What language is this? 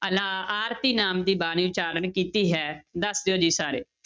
Punjabi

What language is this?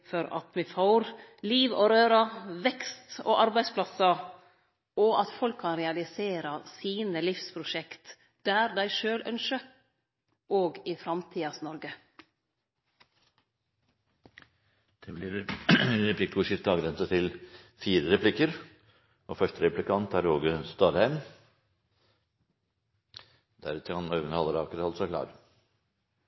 Norwegian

